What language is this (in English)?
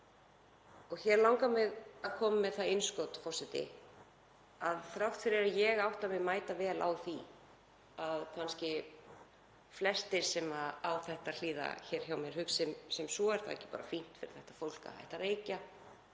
Icelandic